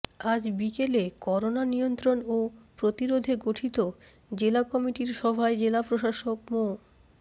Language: Bangla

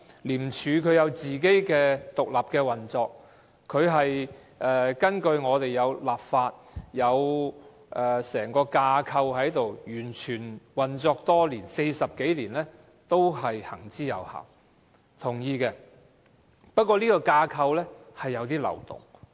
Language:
Cantonese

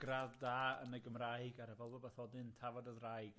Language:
Welsh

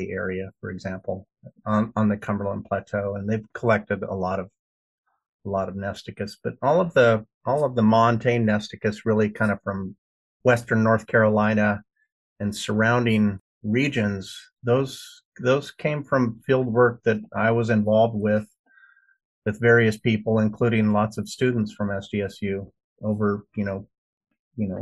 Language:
English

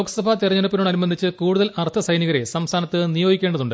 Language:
Malayalam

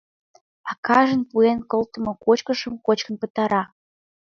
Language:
Mari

